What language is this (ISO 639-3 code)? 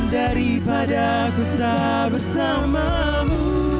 ind